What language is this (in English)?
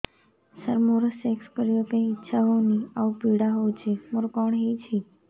Odia